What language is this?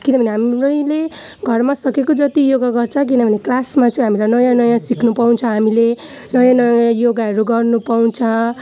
Nepali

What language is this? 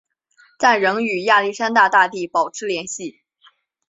Chinese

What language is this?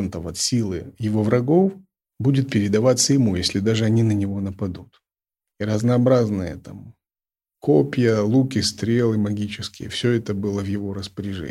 Russian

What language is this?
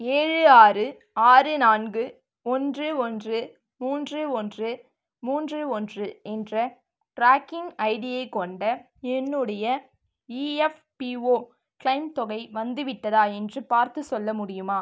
Tamil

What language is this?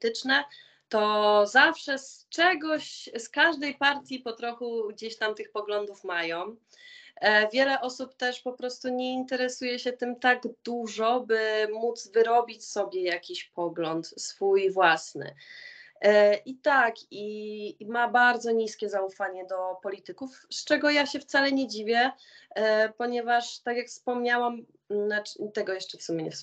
Polish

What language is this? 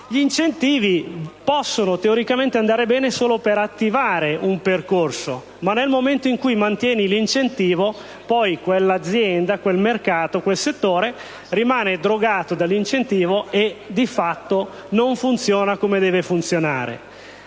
Italian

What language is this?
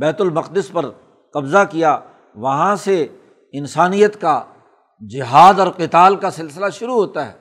Urdu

